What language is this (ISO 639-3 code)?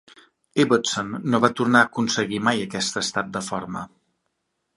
cat